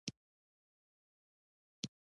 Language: Pashto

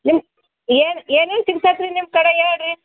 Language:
Kannada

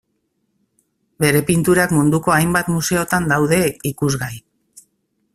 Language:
Basque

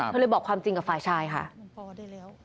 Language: Thai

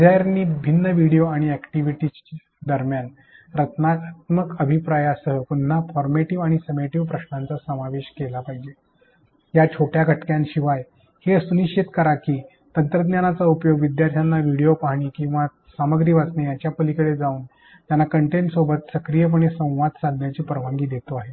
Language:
Marathi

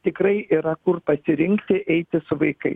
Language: Lithuanian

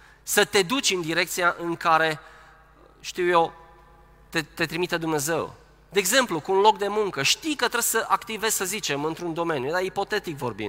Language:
Romanian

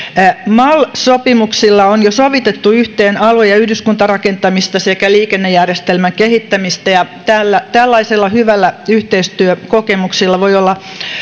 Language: Finnish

